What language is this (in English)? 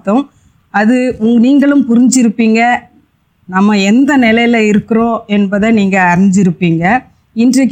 Tamil